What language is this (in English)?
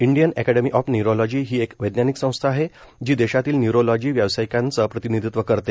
Marathi